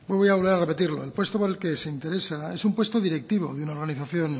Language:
Spanish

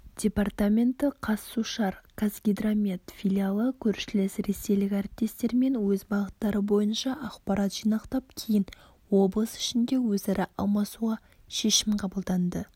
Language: Kazakh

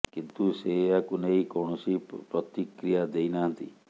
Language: Odia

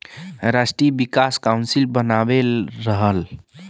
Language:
Bhojpuri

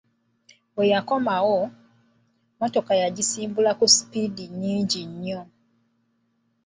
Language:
Ganda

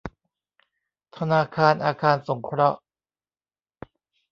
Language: Thai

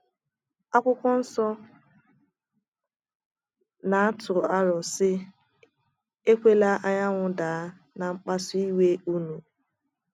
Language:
Igbo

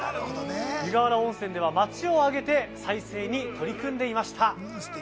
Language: Japanese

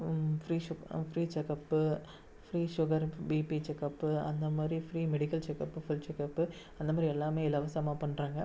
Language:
Tamil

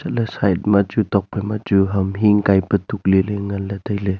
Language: Wancho Naga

